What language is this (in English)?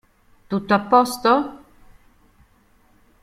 Italian